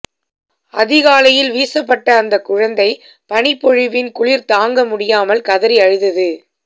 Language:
Tamil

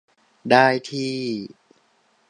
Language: Thai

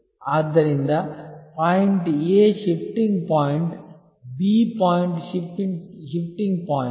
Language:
Kannada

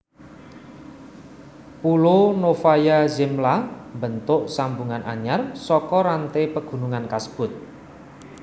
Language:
Javanese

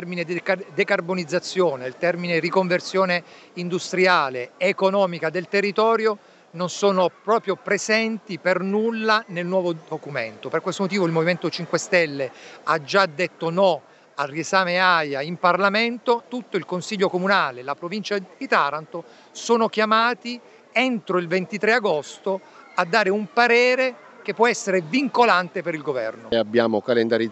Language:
Italian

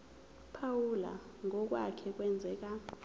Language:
Zulu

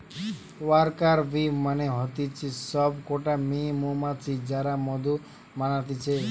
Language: Bangla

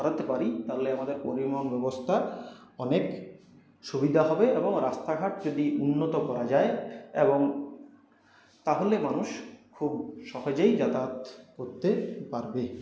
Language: Bangla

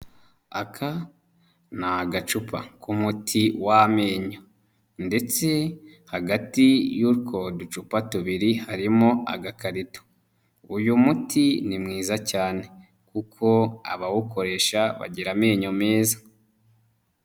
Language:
Kinyarwanda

